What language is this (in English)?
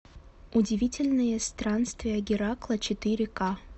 Russian